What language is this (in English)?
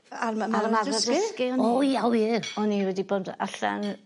Welsh